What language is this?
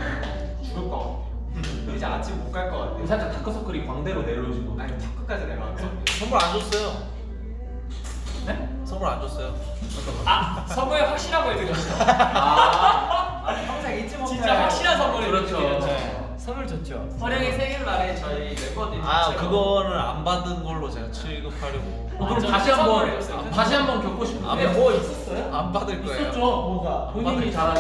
Korean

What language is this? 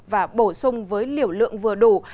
Vietnamese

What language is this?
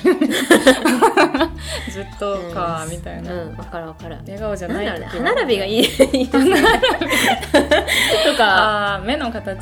Japanese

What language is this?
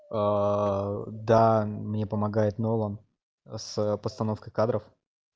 Russian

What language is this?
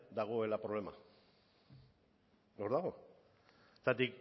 Basque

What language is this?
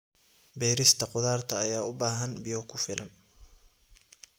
Somali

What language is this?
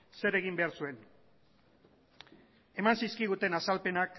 Basque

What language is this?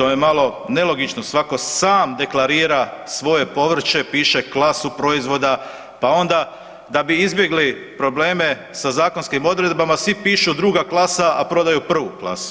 Croatian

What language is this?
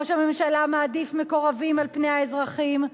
Hebrew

